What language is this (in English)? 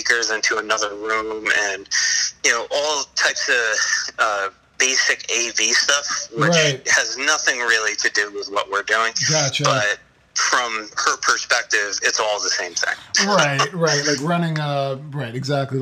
English